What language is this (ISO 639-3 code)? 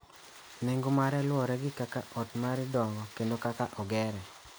luo